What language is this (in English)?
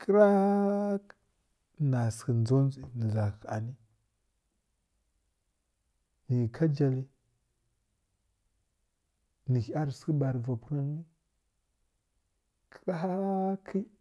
Kirya-Konzəl